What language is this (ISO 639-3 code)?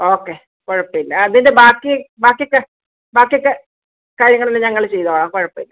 mal